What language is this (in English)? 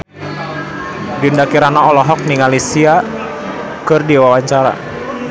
Sundanese